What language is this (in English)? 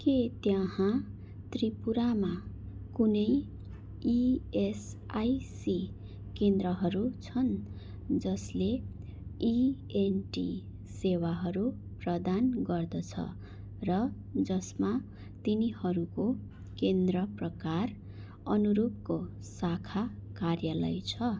Nepali